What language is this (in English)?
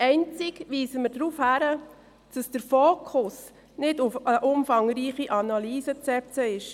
Swiss German